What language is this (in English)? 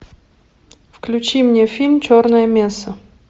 Russian